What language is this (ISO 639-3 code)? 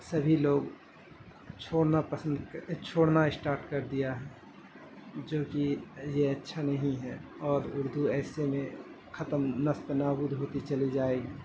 urd